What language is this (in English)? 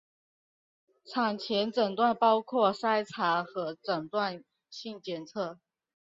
Chinese